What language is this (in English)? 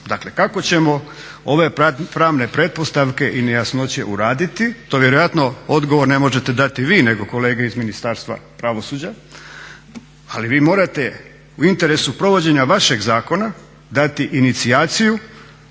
Croatian